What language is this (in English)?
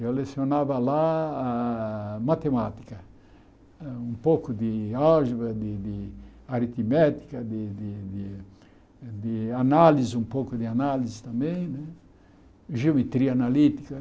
Portuguese